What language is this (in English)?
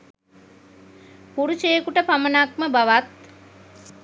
Sinhala